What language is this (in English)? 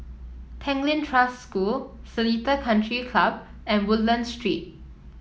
English